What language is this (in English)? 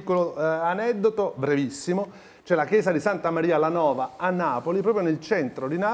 Italian